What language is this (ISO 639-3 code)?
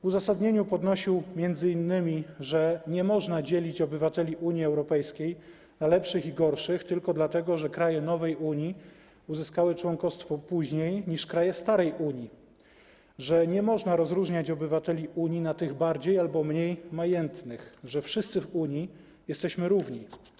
pol